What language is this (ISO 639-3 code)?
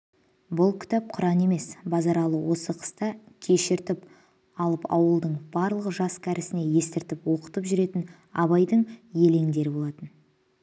kaz